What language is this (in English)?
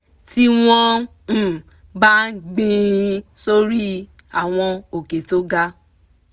Yoruba